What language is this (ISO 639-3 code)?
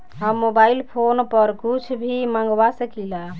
bho